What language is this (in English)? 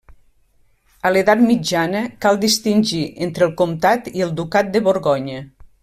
Catalan